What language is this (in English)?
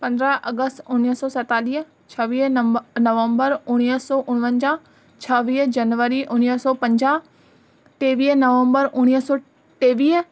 Sindhi